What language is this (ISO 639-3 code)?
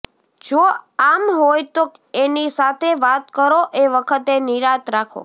guj